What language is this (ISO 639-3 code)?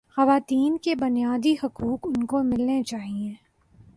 urd